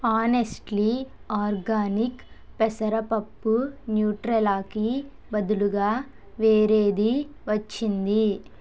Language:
Telugu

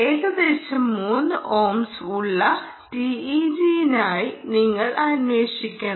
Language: Malayalam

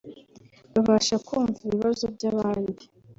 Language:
Kinyarwanda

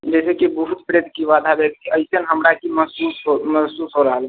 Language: Maithili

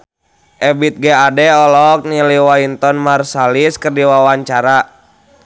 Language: Sundanese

